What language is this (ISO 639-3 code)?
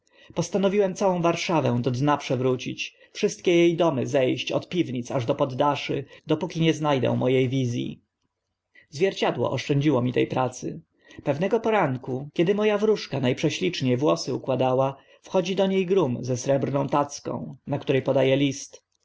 pol